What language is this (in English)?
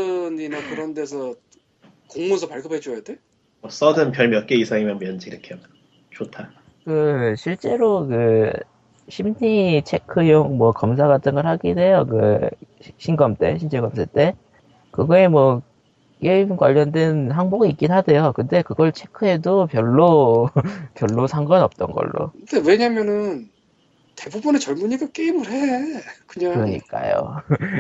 Korean